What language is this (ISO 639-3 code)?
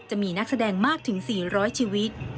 tha